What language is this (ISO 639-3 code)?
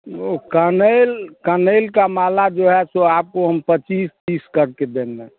hin